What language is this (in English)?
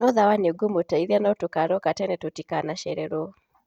Kikuyu